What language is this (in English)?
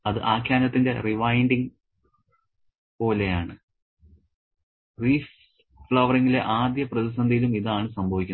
Malayalam